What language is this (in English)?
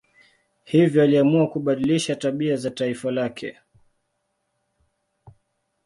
Swahili